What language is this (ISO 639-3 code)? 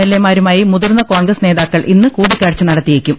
mal